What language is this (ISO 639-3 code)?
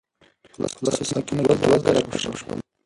pus